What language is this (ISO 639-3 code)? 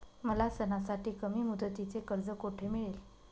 mar